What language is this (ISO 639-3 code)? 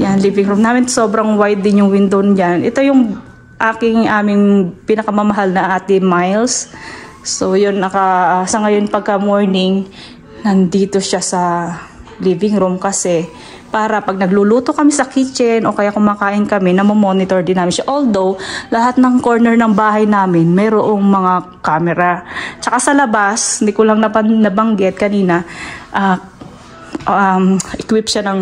fil